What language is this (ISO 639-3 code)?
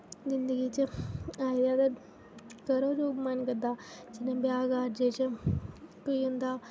doi